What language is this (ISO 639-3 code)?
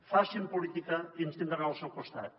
cat